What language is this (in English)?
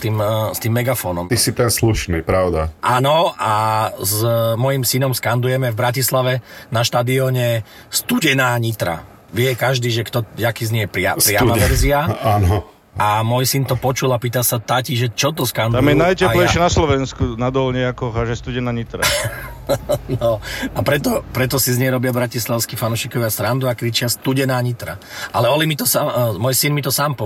Slovak